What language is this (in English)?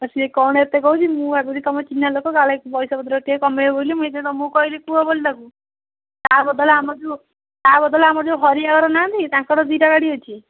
Odia